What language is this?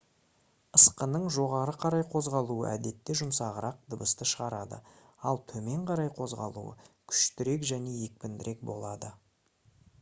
Kazakh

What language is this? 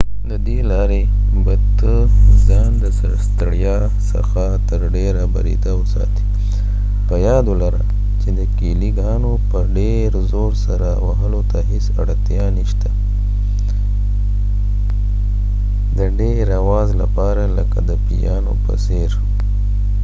Pashto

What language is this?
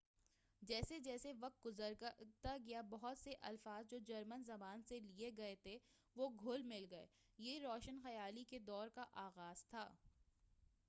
Urdu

